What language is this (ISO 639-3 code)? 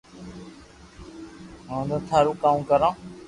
lrk